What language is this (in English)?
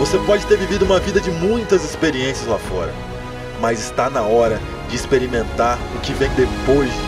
Portuguese